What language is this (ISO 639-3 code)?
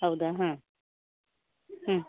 kan